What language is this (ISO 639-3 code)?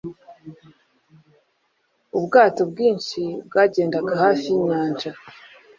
kin